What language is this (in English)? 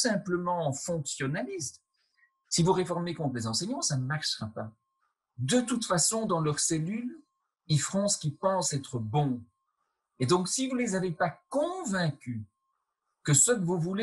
French